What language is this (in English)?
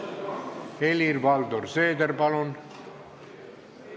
Estonian